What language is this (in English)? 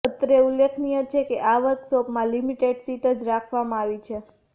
Gujarati